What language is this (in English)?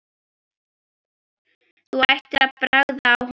Icelandic